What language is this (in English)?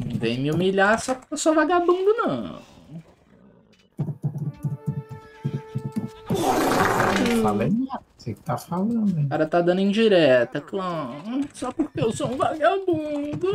Portuguese